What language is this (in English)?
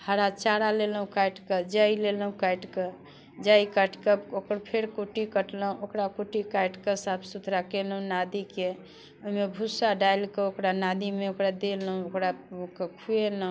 Maithili